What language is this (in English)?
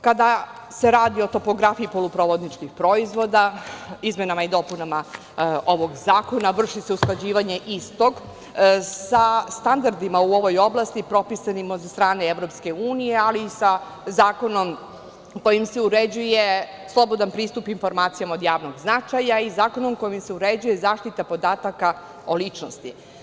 Serbian